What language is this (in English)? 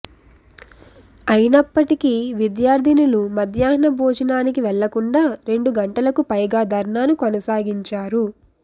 Telugu